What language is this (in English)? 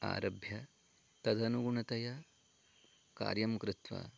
Sanskrit